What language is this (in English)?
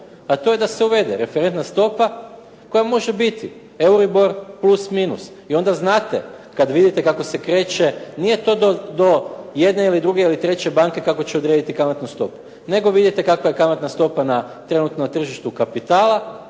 Croatian